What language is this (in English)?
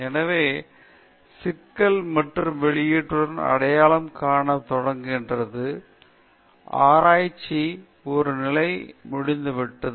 Tamil